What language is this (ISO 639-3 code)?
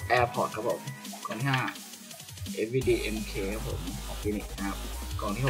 tha